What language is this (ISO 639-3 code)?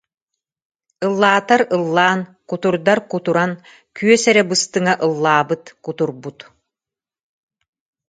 sah